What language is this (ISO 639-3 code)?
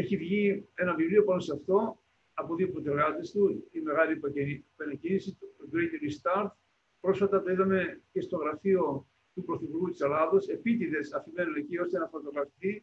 ell